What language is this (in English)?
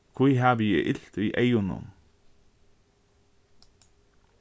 Faroese